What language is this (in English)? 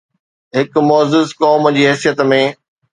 Sindhi